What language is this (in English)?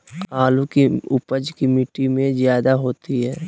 Magahi